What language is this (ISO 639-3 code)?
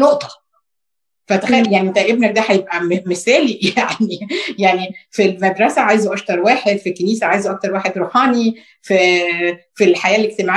ara